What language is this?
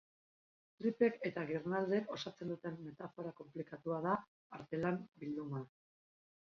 Basque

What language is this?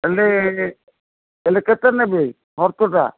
Odia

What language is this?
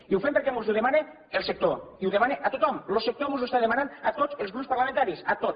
Catalan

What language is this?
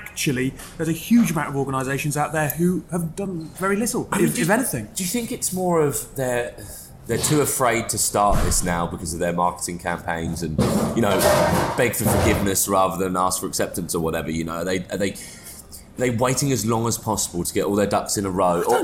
English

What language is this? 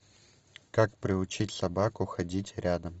Russian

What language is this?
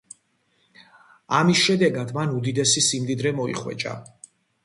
Georgian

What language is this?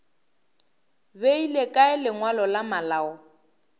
Northern Sotho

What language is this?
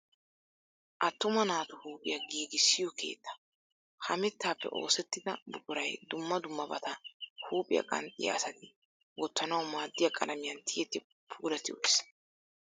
Wolaytta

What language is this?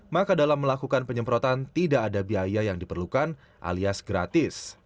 Indonesian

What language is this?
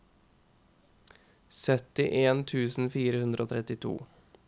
Norwegian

